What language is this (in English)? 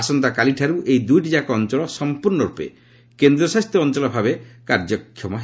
Odia